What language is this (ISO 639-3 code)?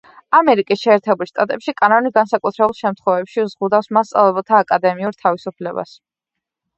kat